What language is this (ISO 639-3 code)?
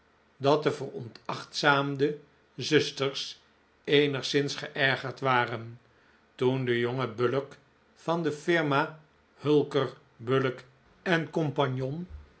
nld